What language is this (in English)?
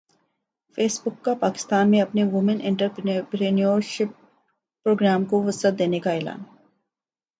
Urdu